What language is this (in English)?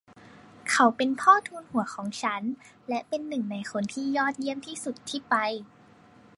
Thai